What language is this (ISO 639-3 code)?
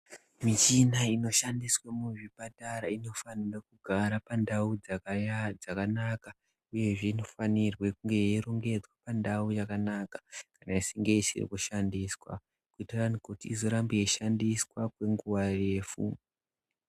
ndc